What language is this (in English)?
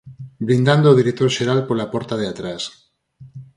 Galician